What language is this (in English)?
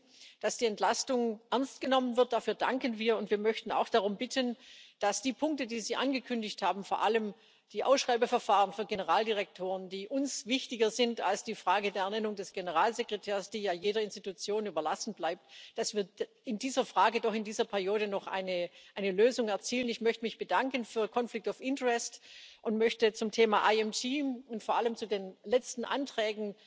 German